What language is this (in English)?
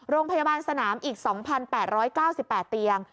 Thai